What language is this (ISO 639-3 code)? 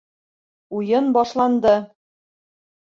bak